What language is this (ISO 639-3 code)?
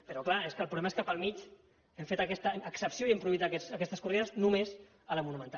cat